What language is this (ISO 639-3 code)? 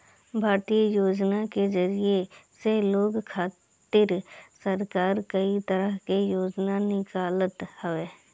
bho